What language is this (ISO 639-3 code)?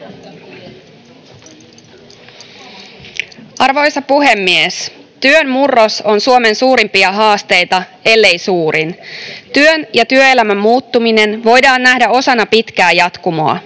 fin